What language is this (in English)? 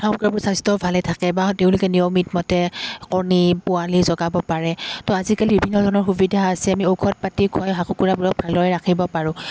Assamese